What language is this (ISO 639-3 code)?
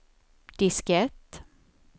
swe